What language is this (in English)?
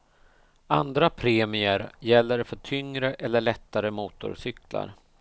Swedish